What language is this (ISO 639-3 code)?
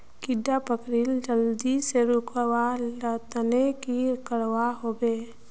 mag